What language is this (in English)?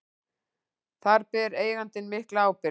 Icelandic